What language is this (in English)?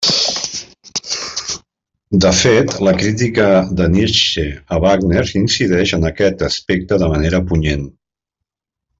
Catalan